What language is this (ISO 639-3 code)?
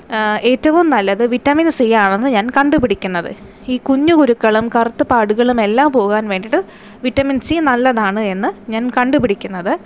mal